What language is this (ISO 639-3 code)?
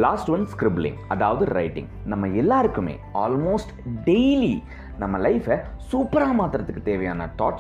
tam